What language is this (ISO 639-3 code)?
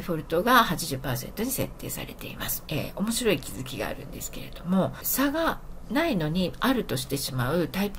jpn